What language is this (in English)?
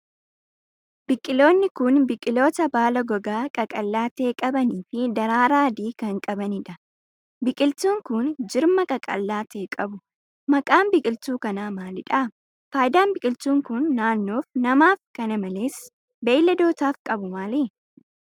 Oromo